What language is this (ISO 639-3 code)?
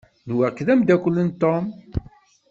kab